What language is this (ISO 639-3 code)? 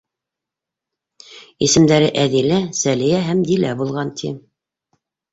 bak